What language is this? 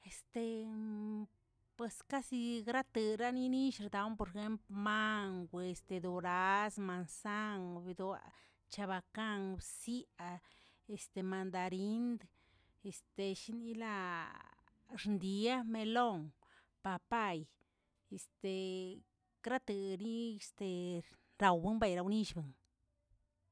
Tilquiapan Zapotec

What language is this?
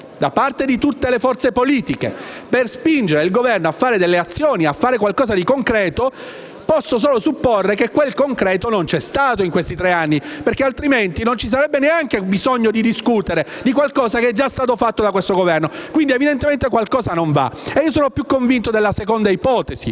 Italian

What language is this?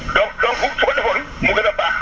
Wolof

